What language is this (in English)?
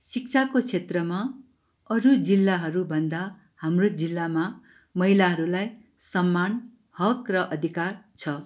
Nepali